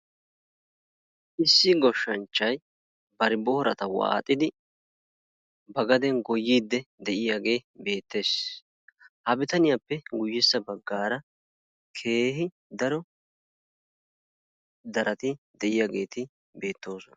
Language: Wolaytta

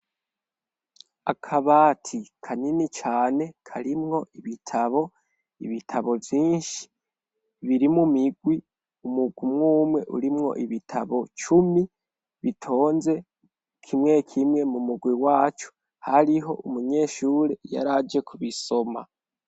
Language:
Rundi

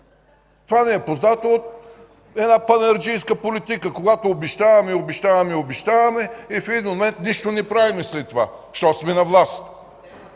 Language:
Bulgarian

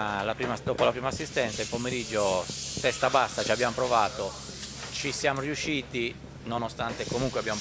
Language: Italian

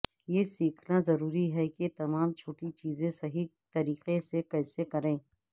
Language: Urdu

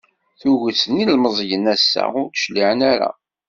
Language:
Kabyle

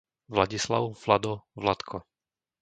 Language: Slovak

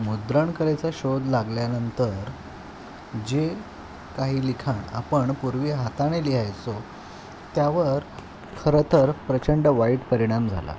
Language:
Marathi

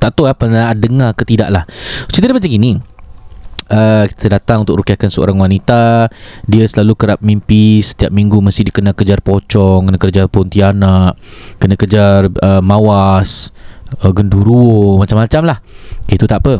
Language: Malay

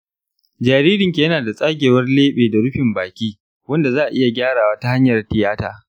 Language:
Hausa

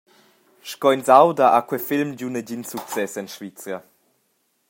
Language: Romansh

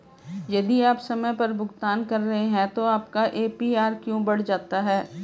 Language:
Hindi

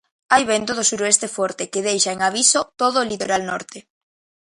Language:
Galician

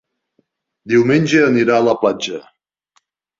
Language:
Catalan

